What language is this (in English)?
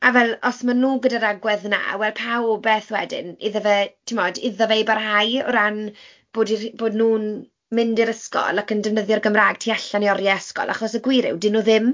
Welsh